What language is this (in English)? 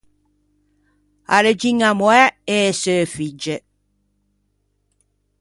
Ligurian